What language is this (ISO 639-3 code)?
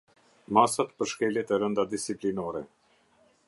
sqi